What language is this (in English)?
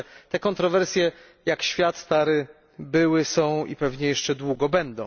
Polish